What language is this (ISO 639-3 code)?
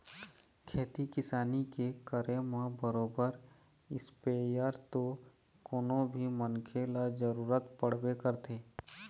hne